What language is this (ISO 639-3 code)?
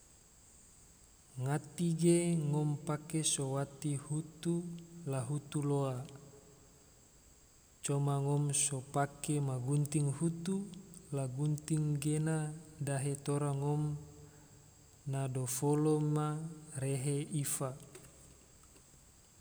tvo